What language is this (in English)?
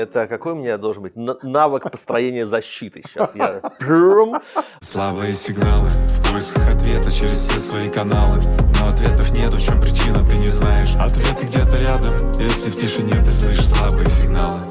Russian